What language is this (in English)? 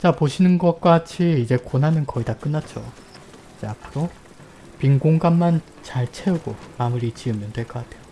Korean